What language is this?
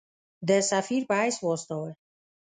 Pashto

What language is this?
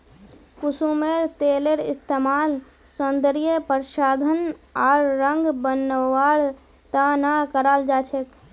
Magahi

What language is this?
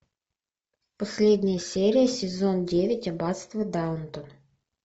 Russian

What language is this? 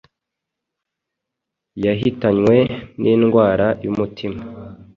Kinyarwanda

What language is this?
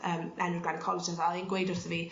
Welsh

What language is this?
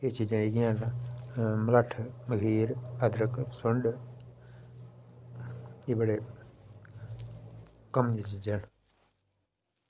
Dogri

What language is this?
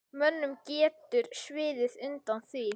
Icelandic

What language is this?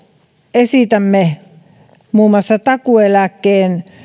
Finnish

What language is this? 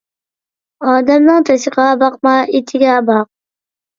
Uyghur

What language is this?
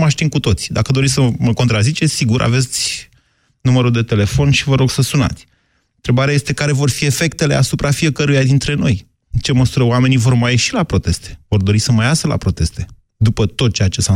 Romanian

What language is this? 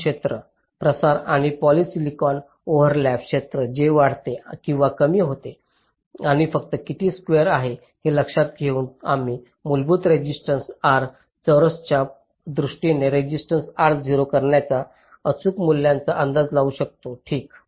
Marathi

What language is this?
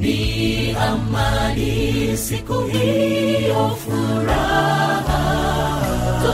Swahili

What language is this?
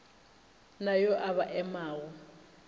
Northern Sotho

